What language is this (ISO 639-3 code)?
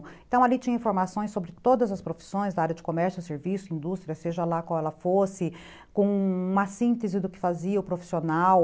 por